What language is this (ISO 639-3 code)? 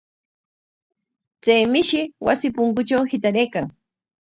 qwa